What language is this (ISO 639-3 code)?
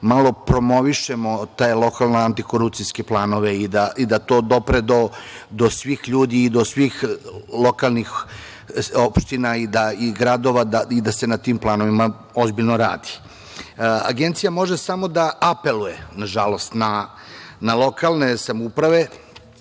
srp